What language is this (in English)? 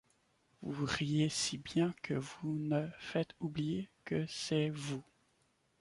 French